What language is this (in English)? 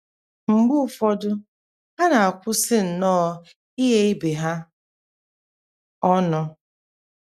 Igbo